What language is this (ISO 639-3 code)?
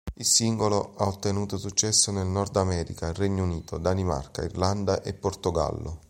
ita